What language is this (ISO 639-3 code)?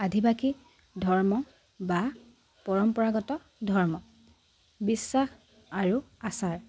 asm